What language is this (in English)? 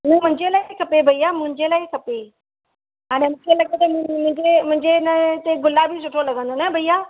Sindhi